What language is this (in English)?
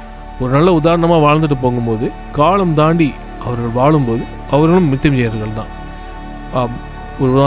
Tamil